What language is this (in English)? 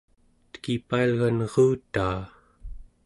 Central Yupik